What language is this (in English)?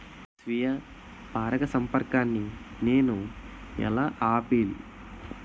Telugu